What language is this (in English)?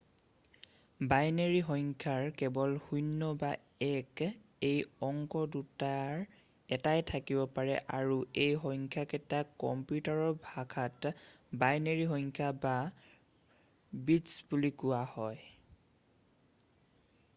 Assamese